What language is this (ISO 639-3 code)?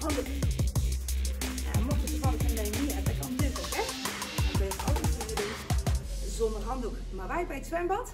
nld